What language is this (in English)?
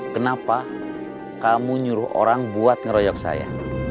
Indonesian